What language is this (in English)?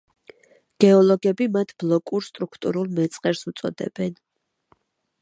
Georgian